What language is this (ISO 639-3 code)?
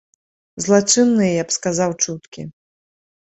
bel